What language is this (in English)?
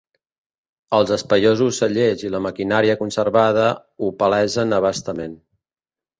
Catalan